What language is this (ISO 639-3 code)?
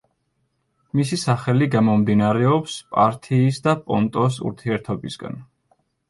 kat